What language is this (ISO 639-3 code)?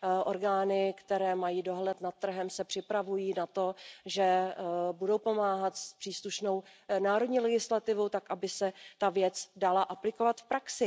ces